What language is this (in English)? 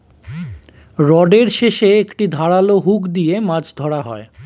Bangla